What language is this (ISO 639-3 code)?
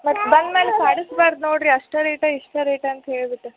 kan